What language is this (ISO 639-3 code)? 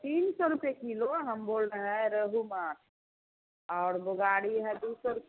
hin